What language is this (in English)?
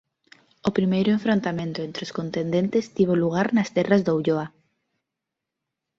Galician